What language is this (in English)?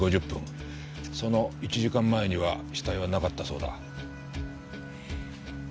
Japanese